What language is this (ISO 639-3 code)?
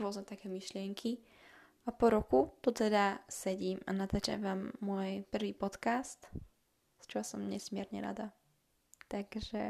slk